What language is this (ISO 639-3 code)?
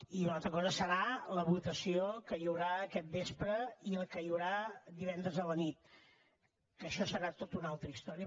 cat